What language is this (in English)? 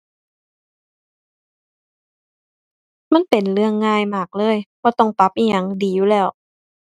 Thai